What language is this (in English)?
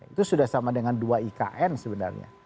Indonesian